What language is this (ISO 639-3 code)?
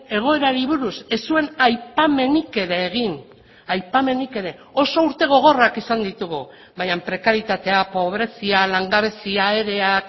eus